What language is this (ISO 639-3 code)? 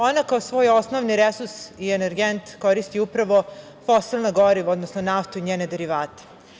srp